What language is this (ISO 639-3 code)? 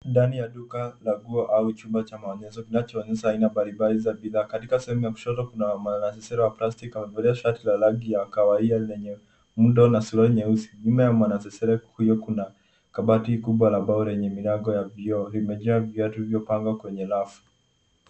swa